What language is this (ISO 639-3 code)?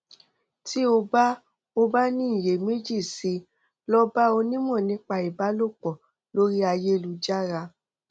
yor